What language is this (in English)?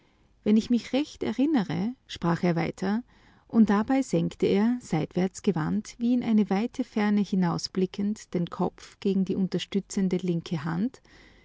German